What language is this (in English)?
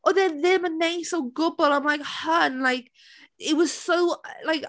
Welsh